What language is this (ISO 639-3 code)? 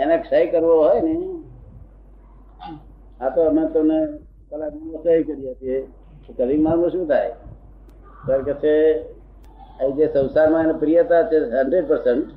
guj